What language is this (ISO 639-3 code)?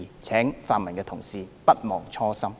yue